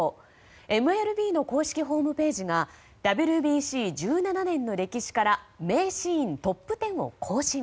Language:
Japanese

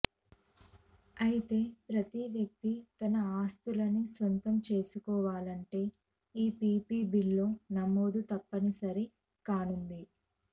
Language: Telugu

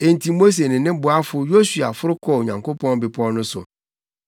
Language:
Akan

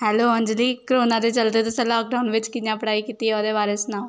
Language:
Dogri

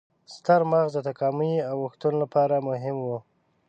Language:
Pashto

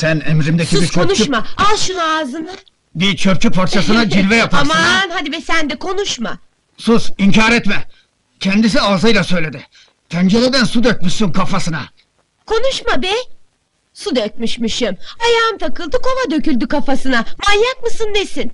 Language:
Turkish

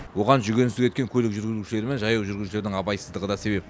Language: Kazakh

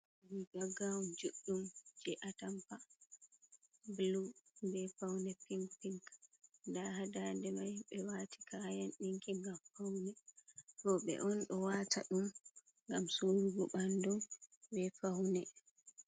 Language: Fula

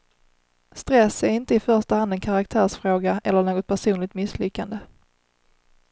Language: Swedish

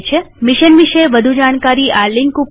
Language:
Gujarati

